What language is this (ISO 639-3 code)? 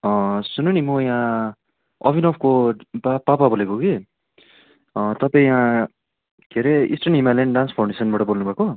nep